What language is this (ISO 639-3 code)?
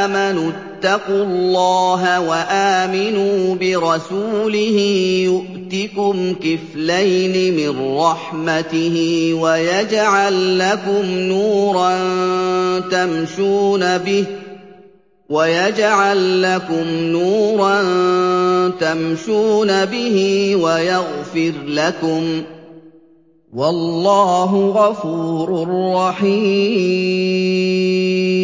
ara